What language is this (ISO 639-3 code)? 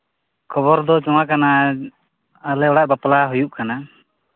sat